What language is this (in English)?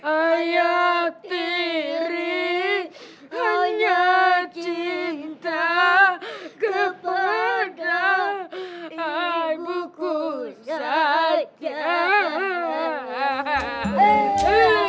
Indonesian